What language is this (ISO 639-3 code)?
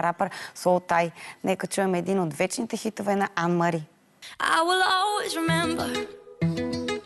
bul